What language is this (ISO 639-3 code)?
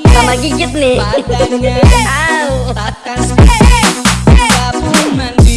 msa